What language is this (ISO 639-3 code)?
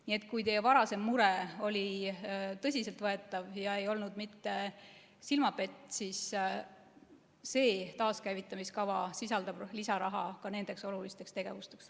est